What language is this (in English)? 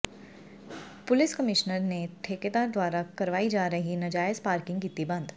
Punjabi